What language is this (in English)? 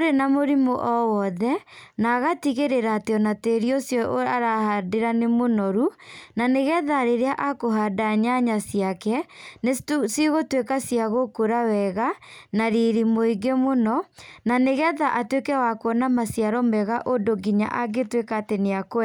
Kikuyu